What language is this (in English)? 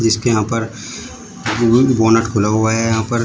Hindi